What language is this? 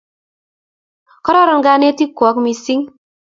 Kalenjin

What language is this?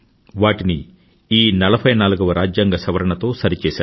Telugu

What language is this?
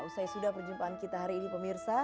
Indonesian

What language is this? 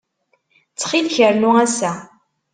Kabyle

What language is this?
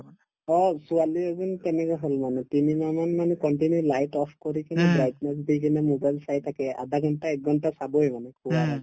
Assamese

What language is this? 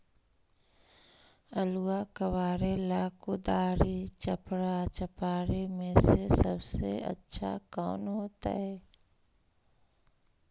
Magahi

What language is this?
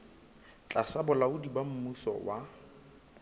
Southern Sotho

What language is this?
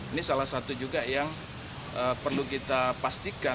Indonesian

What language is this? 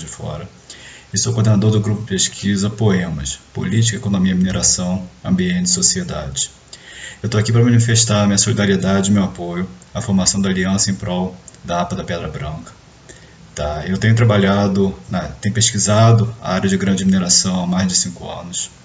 Portuguese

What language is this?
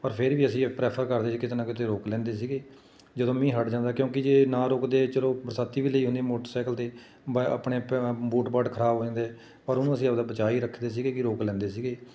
Punjabi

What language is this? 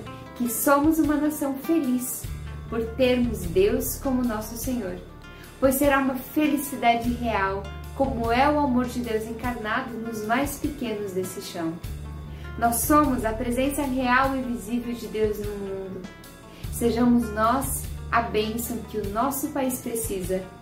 Portuguese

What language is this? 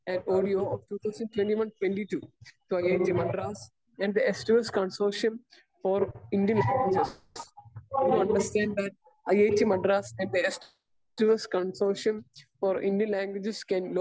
Malayalam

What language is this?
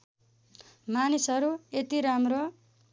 Nepali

